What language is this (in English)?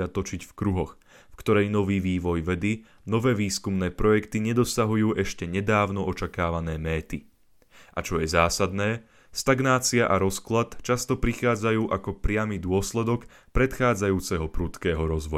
Slovak